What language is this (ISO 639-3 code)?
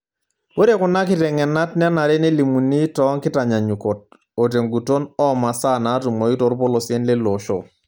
mas